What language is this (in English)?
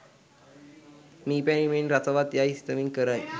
Sinhala